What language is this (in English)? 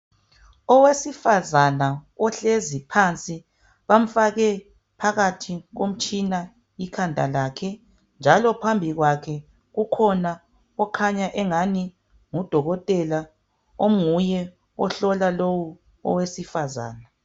North Ndebele